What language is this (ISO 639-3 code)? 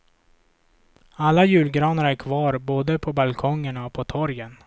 swe